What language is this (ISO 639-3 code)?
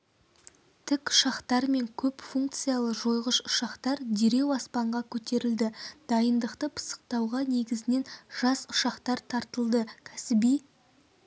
kaz